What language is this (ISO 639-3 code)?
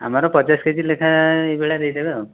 ori